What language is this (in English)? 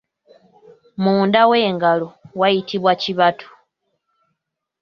Ganda